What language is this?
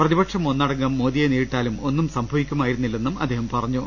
Malayalam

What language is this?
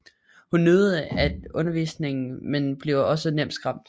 Danish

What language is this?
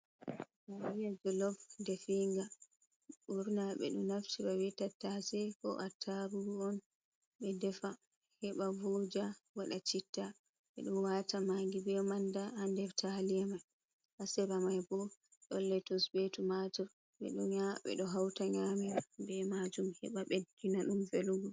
Fula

